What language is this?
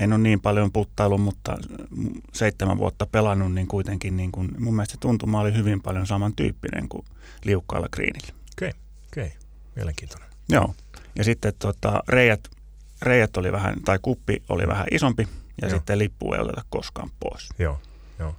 Finnish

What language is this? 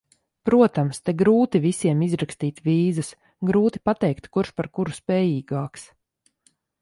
Latvian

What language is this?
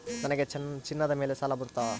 Kannada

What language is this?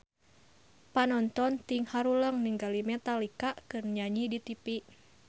Sundanese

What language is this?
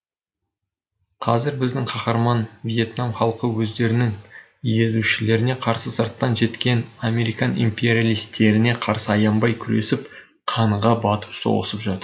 Kazakh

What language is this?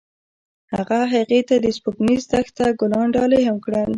Pashto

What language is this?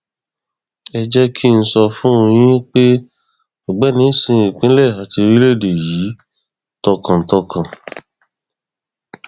Yoruba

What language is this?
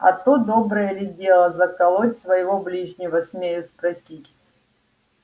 Russian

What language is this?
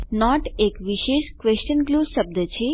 Gujarati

